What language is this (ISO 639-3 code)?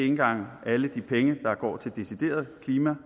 dan